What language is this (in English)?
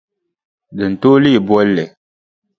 Dagbani